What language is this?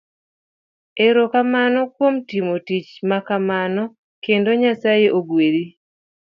Luo (Kenya and Tanzania)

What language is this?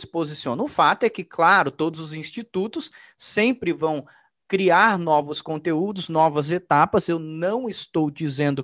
Portuguese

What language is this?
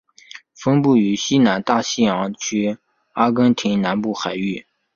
Chinese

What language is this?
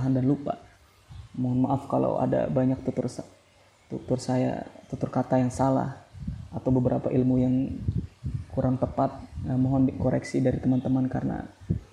Indonesian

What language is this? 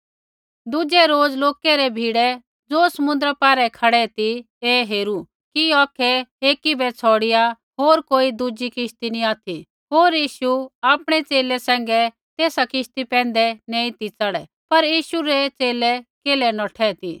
Kullu Pahari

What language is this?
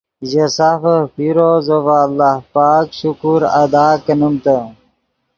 Yidgha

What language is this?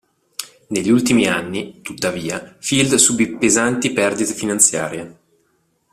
Italian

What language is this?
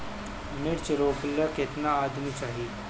Bhojpuri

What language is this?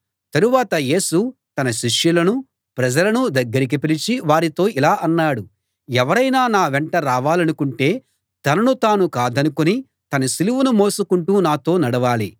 Telugu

